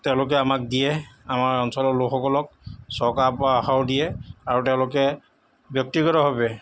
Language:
Assamese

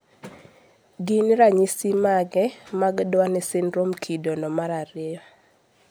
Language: Luo (Kenya and Tanzania)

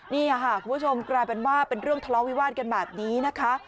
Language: Thai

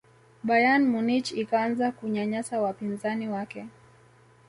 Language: Swahili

